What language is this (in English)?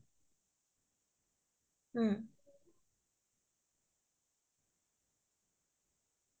Assamese